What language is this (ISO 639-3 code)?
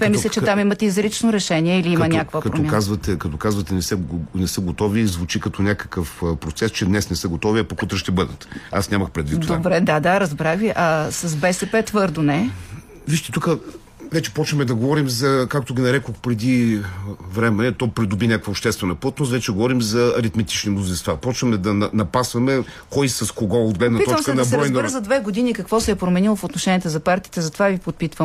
bul